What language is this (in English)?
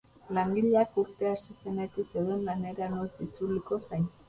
Basque